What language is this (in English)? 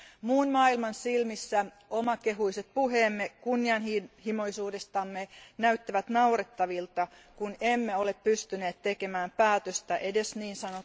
Finnish